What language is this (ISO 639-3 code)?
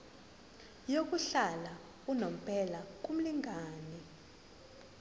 zul